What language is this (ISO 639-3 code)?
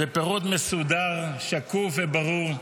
heb